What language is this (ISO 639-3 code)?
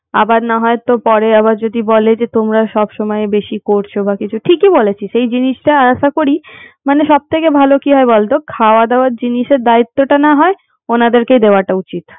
ben